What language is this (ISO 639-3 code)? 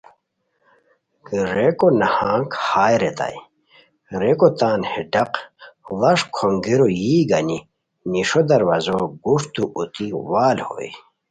khw